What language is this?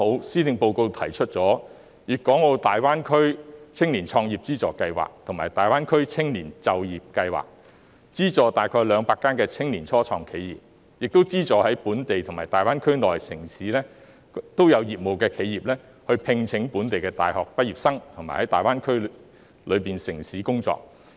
Cantonese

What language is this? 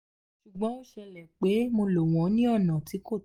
Yoruba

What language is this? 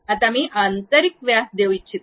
Marathi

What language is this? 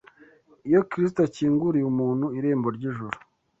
Kinyarwanda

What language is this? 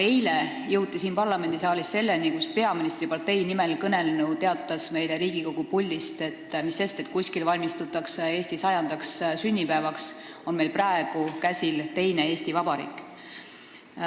Estonian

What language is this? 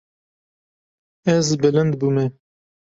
Kurdish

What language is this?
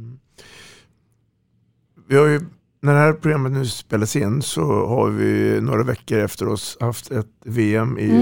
Swedish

